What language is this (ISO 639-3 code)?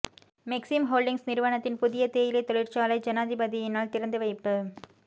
tam